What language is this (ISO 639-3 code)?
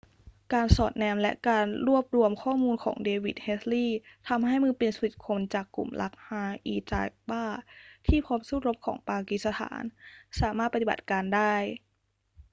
tha